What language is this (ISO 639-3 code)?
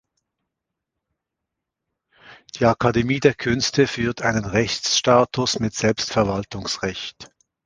deu